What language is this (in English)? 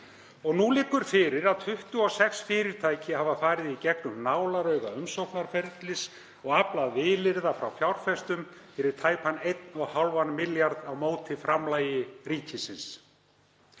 Icelandic